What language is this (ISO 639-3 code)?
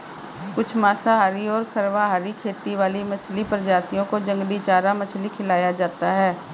hin